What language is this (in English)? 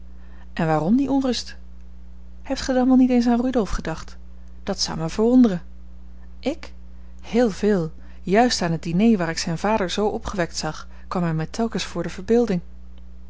Dutch